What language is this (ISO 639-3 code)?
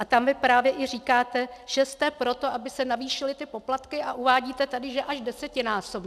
ces